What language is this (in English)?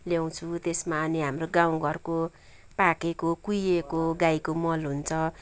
Nepali